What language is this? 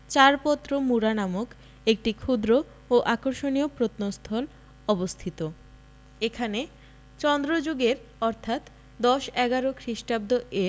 Bangla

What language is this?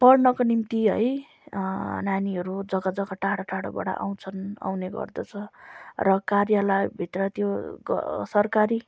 Nepali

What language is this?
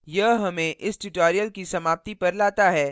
Hindi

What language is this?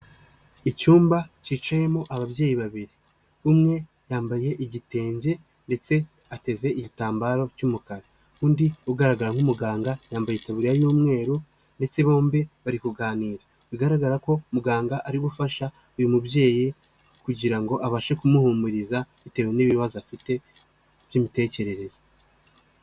Kinyarwanda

